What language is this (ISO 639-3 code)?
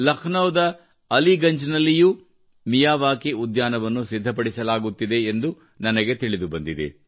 kan